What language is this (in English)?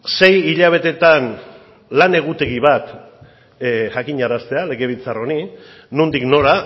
Basque